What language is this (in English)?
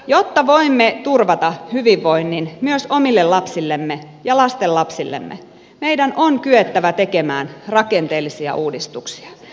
Finnish